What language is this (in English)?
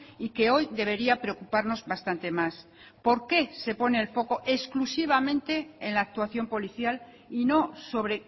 Spanish